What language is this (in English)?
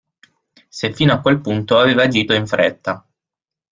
Italian